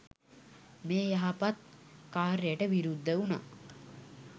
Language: Sinhala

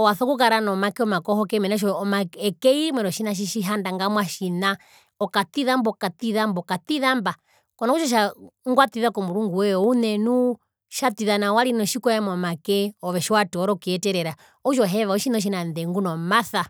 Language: Herero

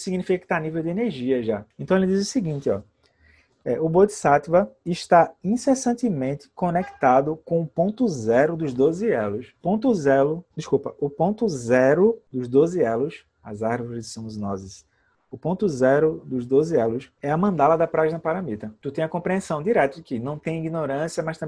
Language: Portuguese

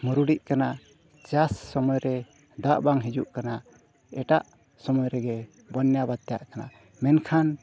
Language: Santali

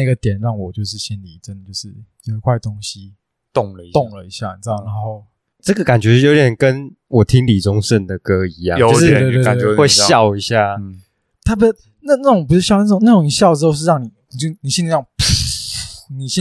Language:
Chinese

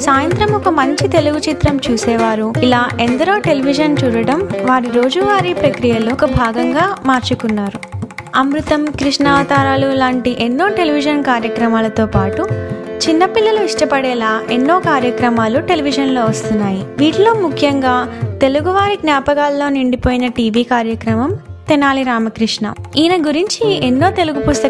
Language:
Telugu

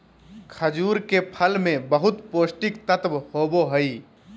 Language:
Magahi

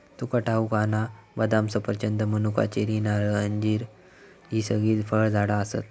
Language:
Marathi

